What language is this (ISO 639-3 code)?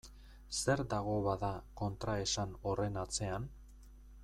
eus